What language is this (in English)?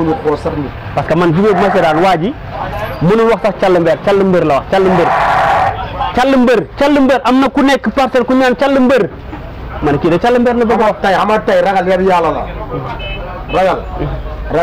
Arabic